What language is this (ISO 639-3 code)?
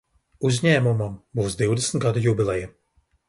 lav